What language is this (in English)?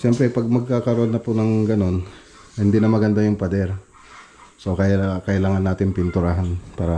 Filipino